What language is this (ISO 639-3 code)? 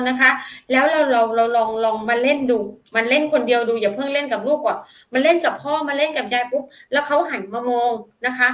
tha